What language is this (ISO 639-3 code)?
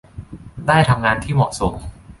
tha